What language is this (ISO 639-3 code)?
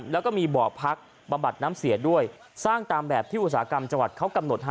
tha